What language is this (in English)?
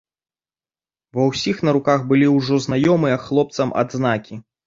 Belarusian